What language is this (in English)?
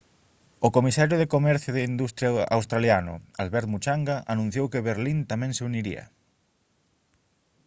Galician